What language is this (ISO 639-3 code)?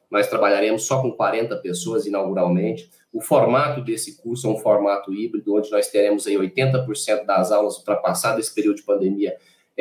por